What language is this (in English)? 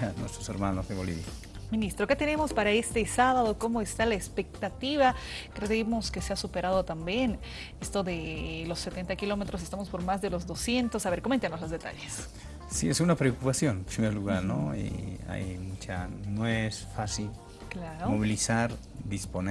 Spanish